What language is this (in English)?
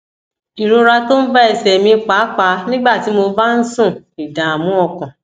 Yoruba